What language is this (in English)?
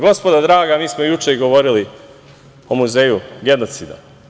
Serbian